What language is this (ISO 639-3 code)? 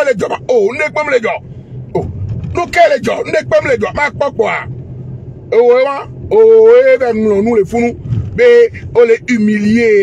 fra